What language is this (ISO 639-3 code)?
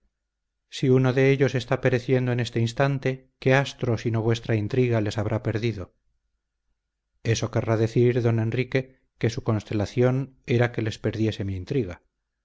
spa